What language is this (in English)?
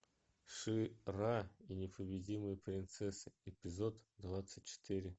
Russian